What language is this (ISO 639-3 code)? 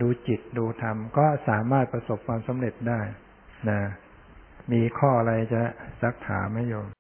tha